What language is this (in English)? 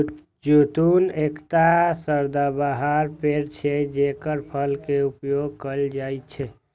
Maithili